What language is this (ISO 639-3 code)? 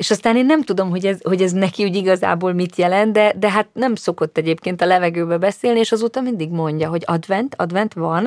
hun